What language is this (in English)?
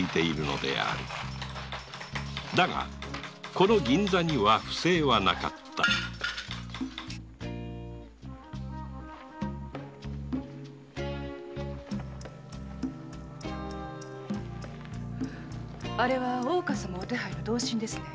Japanese